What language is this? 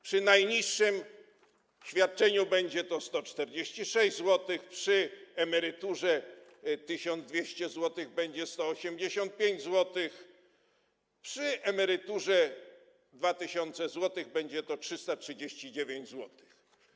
Polish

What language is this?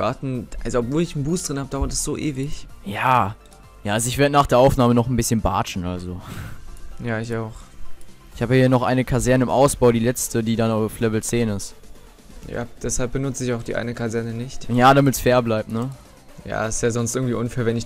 German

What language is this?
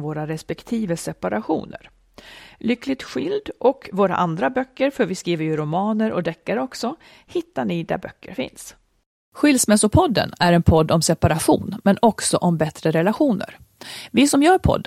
Swedish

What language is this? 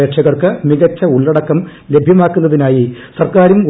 Malayalam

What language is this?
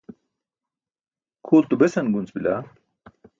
Burushaski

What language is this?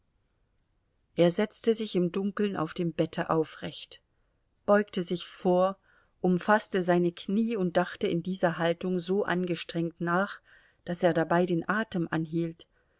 German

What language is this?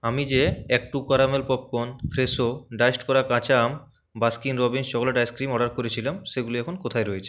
Bangla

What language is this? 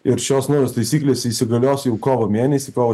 Lithuanian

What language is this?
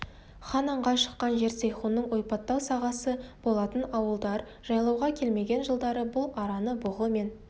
Kazakh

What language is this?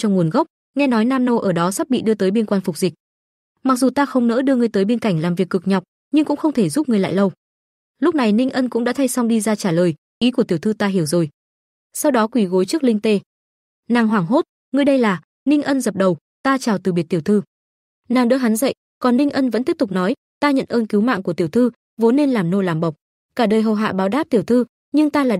Vietnamese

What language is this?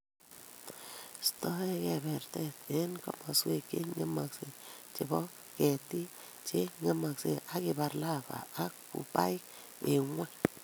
Kalenjin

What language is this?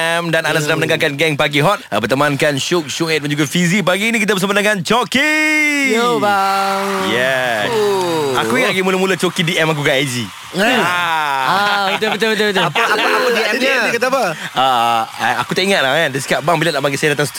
Malay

